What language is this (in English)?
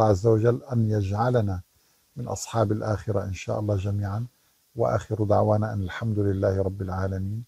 Arabic